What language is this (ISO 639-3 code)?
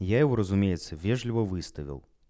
rus